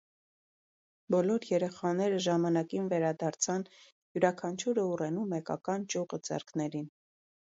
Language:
Armenian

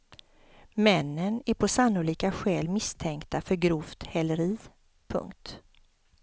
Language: Swedish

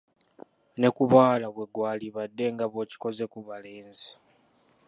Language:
Ganda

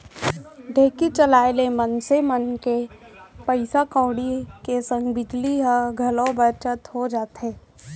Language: Chhattisgarhi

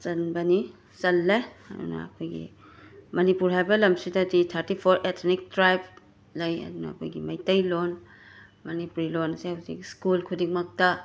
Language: Manipuri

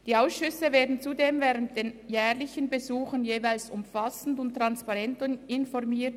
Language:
Swiss German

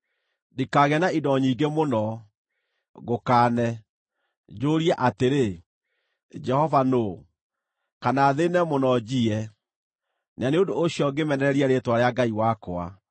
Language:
Kikuyu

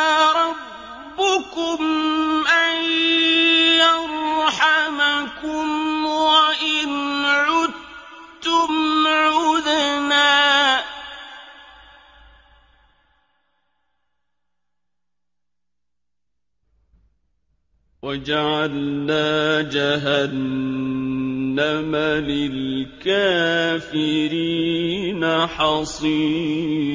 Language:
Arabic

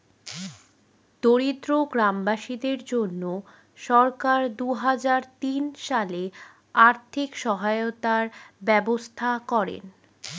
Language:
Bangla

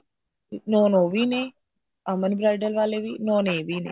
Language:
Punjabi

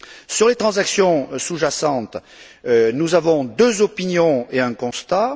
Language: French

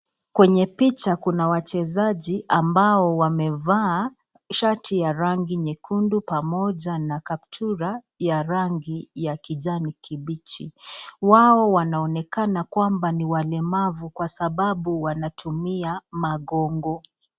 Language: Swahili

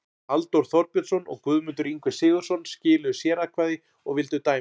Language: Icelandic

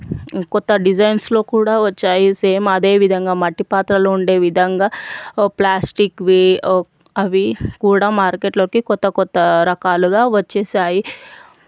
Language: Telugu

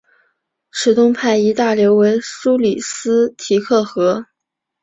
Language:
Chinese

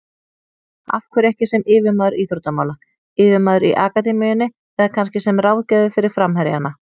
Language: Icelandic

